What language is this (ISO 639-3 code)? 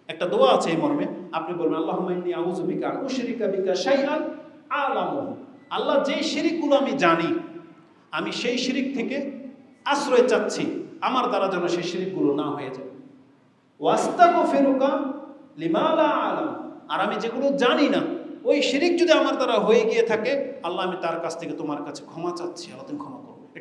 ind